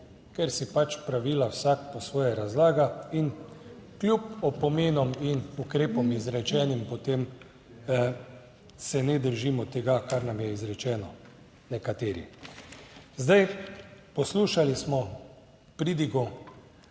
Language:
Slovenian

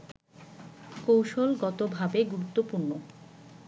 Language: Bangla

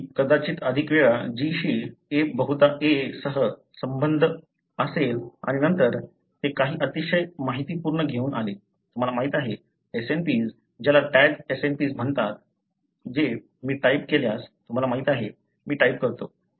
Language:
Marathi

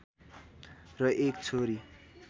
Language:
Nepali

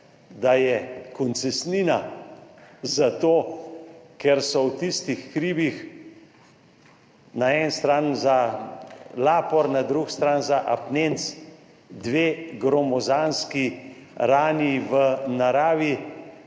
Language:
Slovenian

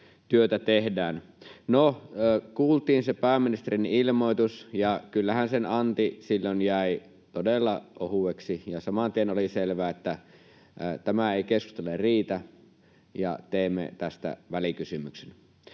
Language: Finnish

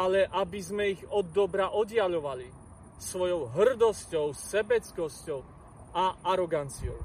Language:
Slovak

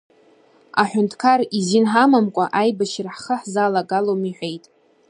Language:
Abkhazian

